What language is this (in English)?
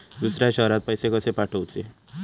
Marathi